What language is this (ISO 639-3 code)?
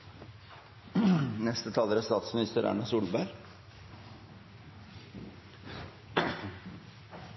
nno